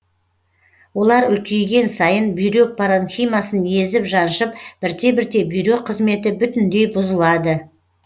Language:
Kazakh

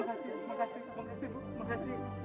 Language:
Indonesian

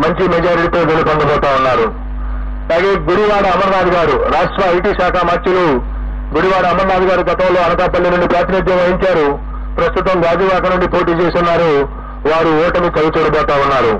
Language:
Telugu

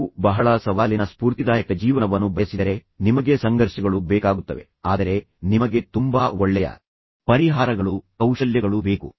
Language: Kannada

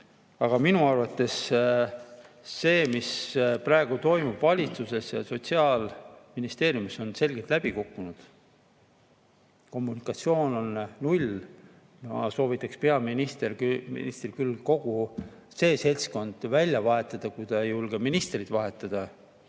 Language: Estonian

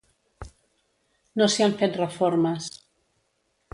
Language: Catalan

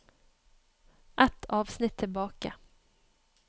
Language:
Norwegian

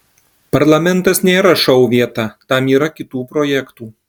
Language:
Lithuanian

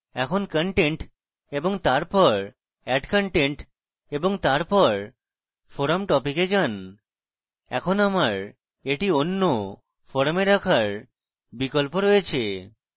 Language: Bangla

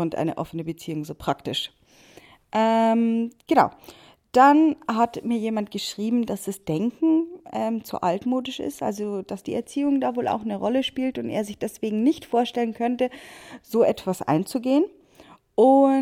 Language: German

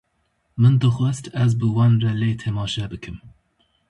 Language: Kurdish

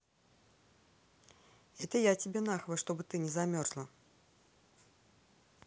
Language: Russian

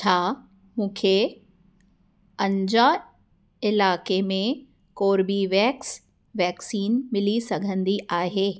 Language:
Sindhi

